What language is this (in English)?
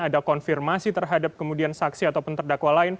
Indonesian